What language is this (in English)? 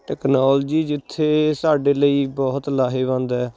Punjabi